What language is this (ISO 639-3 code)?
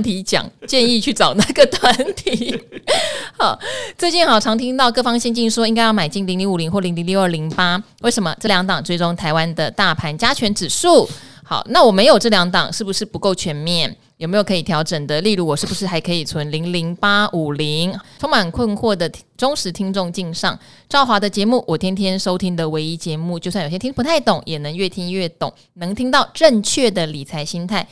zho